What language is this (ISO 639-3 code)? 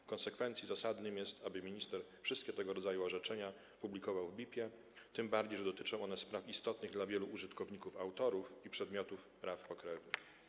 pol